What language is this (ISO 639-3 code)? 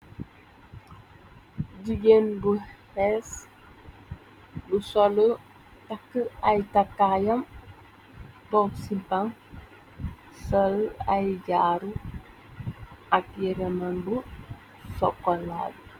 wol